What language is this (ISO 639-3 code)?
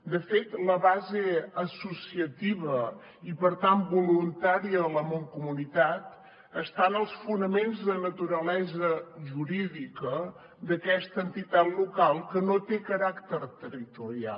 cat